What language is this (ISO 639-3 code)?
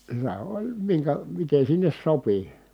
fin